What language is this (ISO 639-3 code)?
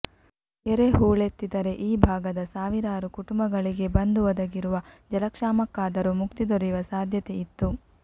kan